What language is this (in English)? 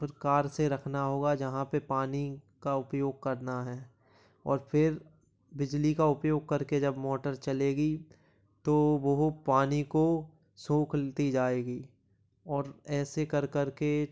Hindi